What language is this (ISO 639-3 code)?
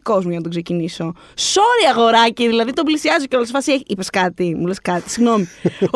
ell